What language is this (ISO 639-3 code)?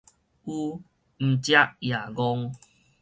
nan